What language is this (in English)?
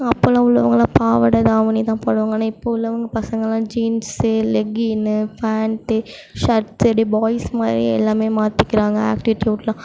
Tamil